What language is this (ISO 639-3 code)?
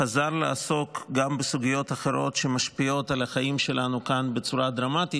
heb